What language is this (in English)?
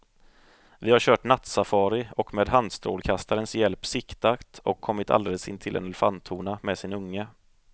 Swedish